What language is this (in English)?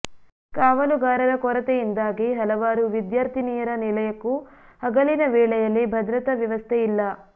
Kannada